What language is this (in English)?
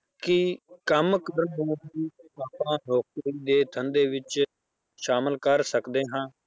Punjabi